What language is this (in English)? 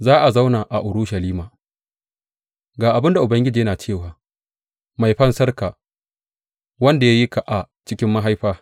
Hausa